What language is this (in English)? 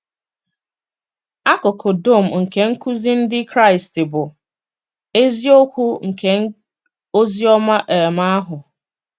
Igbo